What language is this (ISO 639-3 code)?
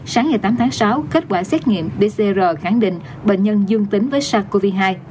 vie